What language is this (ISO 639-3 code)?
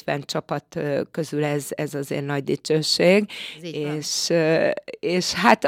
hun